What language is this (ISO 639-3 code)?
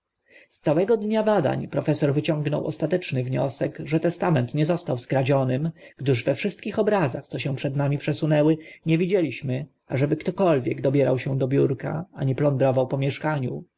pol